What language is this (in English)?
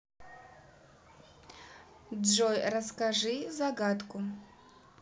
Russian